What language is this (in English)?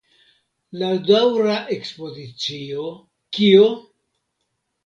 Esperanto